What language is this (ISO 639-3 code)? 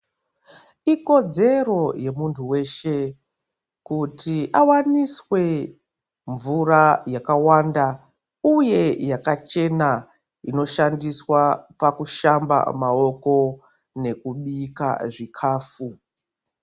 ndc